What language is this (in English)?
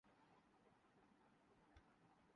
Urdu